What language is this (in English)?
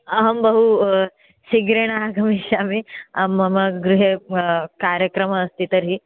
Sanskrit